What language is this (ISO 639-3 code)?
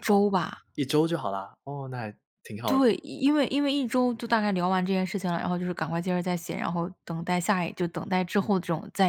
zho